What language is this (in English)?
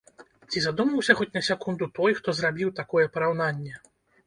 Belarusian